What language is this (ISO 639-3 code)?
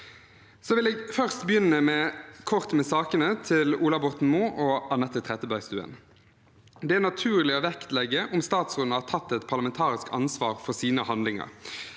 nor